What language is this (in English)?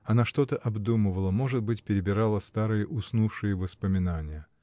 Russian